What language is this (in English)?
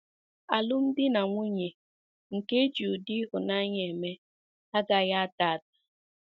Igbo